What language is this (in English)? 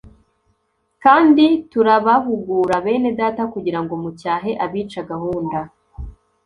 Kinyarwanda